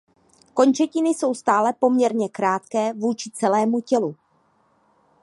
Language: Czech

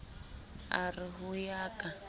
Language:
Southern Sotho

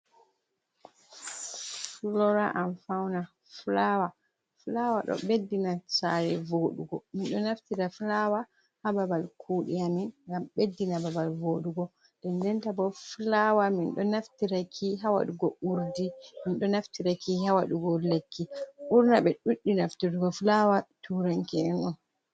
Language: Fula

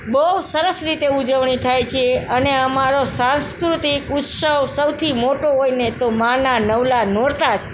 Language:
Gujarati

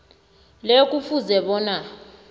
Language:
South Ndebele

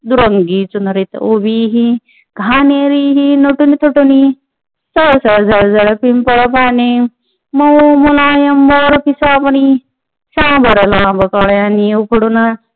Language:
Marathi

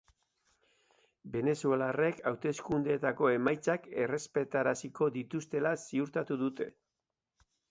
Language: Basque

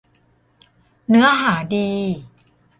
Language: Thai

